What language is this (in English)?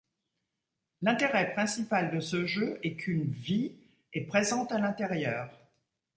French